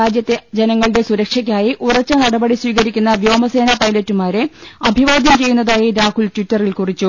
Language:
Malayalam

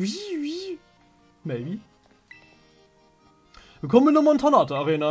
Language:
German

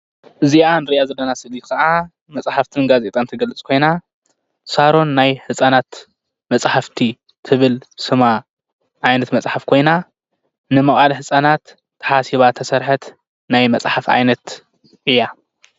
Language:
Tigrinya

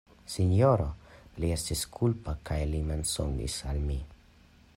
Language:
Esperanto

